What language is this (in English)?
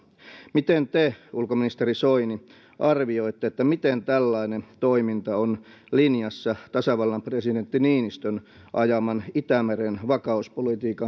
Finnish